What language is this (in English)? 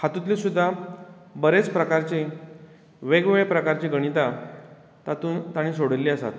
Konkani